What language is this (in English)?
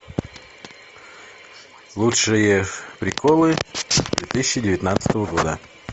Russian